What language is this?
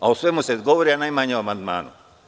Serbian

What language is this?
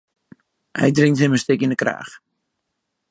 Western Frisian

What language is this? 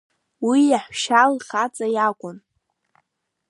Abkhazian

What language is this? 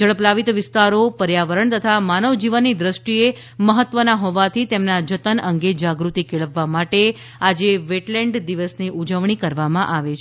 Gujarati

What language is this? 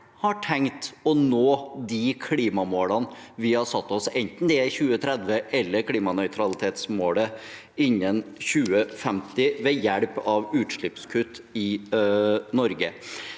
Norwegian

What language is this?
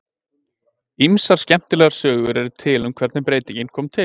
Icelandic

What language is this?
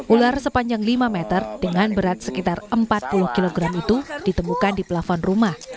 Indonesian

